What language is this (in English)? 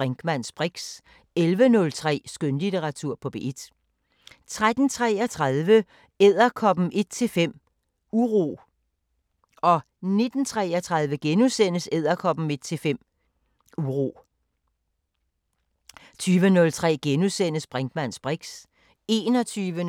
Danish